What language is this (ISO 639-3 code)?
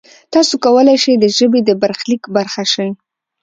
pus